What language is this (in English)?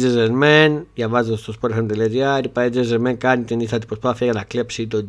Greek